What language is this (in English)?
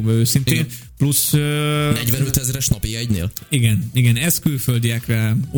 Hungarian